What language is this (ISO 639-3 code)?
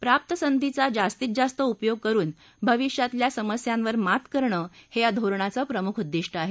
mar